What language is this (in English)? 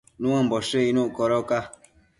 Matsés